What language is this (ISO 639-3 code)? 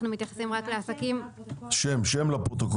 heb